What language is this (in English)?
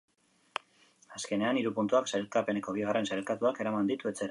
Basque